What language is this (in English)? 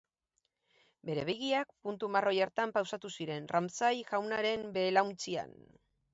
Basque